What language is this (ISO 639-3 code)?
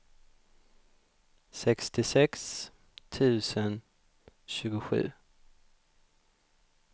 swe